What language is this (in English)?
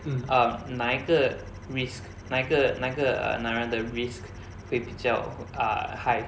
English